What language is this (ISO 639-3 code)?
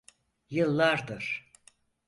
tur